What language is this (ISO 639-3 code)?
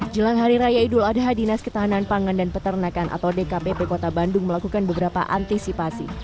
ind